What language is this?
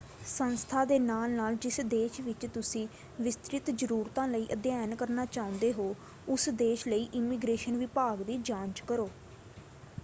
Punjabi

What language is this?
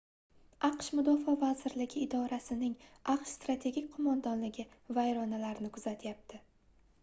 Uzbek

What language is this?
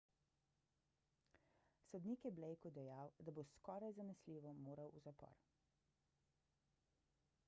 Slovenian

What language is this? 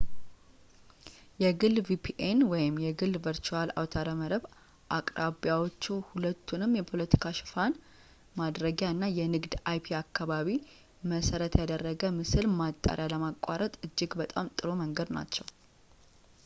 Amharic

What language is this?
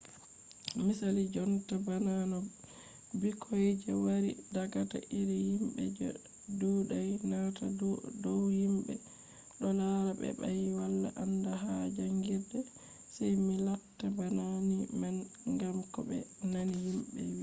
Fula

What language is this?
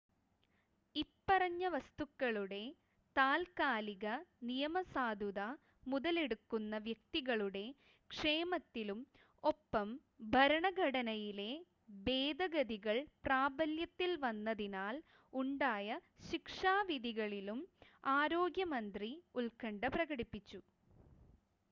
Malayalam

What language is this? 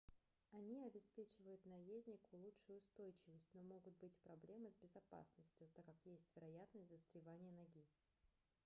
Russian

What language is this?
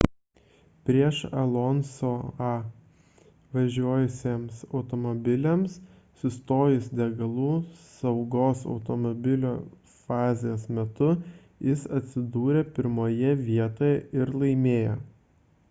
Lithuanian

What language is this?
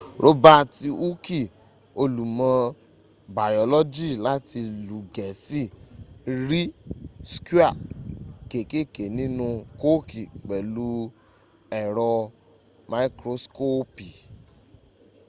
Yoruba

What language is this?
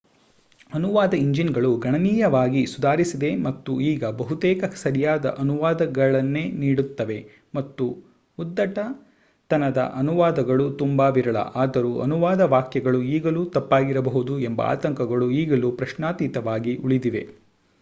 Kannada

